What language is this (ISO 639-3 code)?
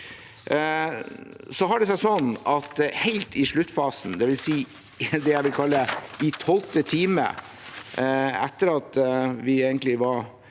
nor